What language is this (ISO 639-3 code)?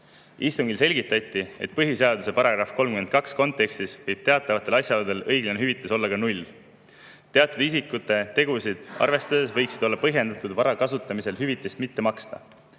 est